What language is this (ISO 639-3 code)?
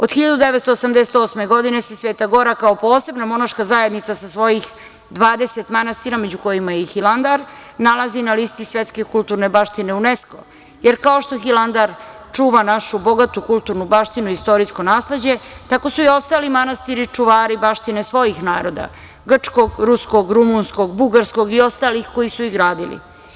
srp